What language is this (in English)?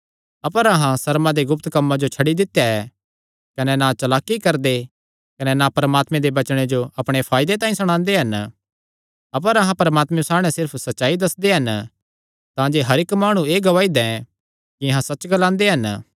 Kangri